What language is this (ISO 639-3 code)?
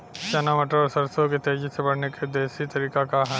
bho